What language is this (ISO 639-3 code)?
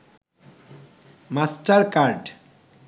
ben